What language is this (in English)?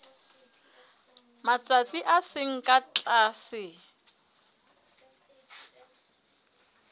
Southern Sotho